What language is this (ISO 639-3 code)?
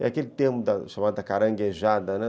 por